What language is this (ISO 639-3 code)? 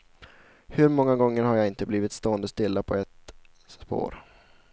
swe